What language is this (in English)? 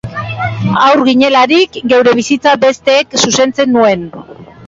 Basque